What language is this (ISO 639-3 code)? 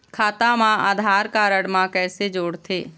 hne